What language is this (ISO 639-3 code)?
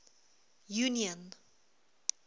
eng